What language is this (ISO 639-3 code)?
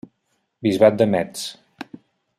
cat